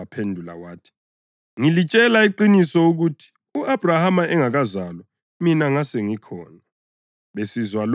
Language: North Ndebele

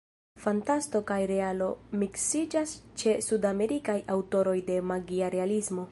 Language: Esperanto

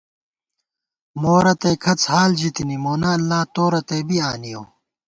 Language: Gawar-Bati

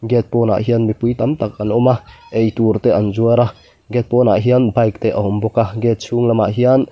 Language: Mizo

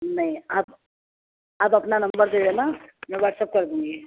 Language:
Urdu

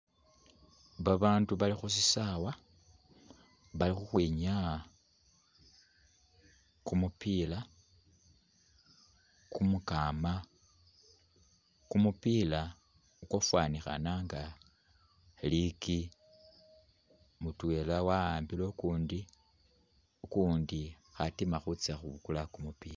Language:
Masaaba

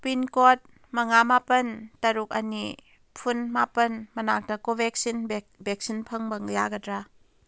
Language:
Manipuri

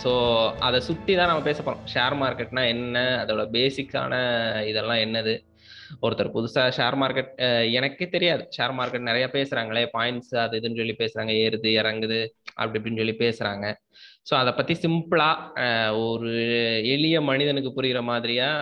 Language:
Tamil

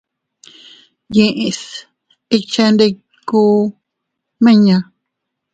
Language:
Teutila Cuicatec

